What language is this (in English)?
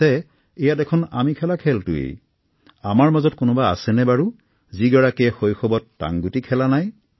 Assamese